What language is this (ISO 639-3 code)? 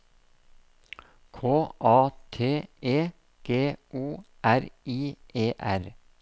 nor